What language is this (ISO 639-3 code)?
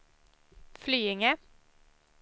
swe